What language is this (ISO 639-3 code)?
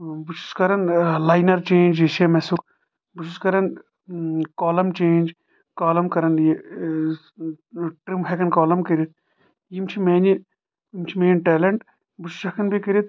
kas